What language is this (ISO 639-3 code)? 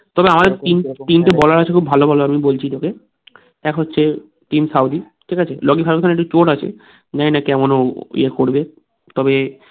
ben